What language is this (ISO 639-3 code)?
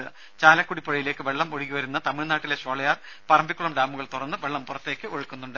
mal